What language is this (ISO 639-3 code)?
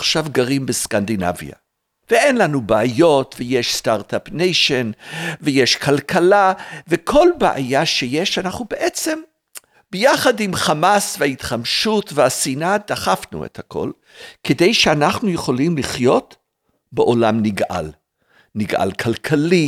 heb